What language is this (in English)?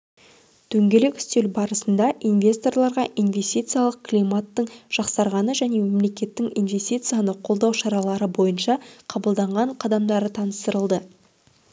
Kazakh